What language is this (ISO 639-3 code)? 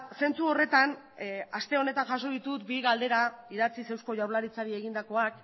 eus